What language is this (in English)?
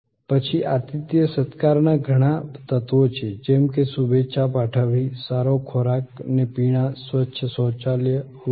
Gujarati